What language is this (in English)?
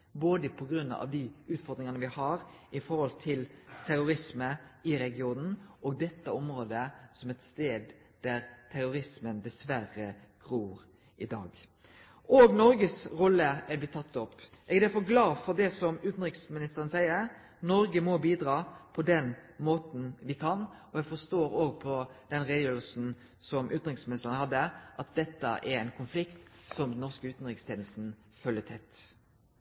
Norwegian Nynorsk